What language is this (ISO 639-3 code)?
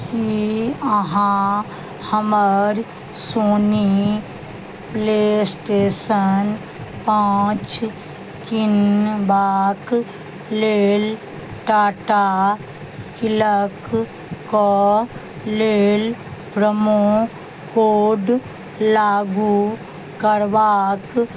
mai